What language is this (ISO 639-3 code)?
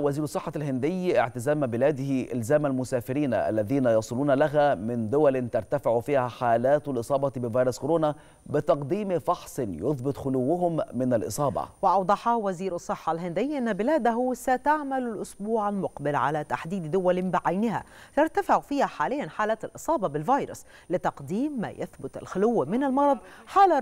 ara